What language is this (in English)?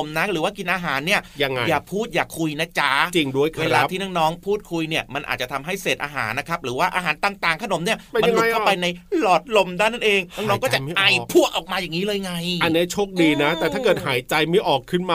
Thai